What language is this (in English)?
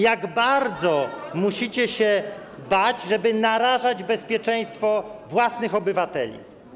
Polish